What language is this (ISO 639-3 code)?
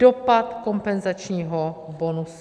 ces